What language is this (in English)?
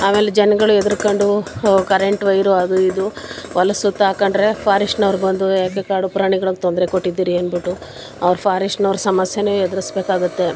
Kannada